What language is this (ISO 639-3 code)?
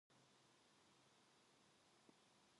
kor